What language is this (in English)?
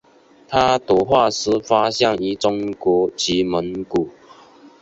Chinese